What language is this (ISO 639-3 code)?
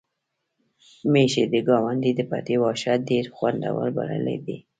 pus